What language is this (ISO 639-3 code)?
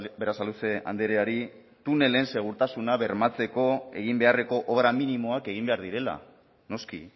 eus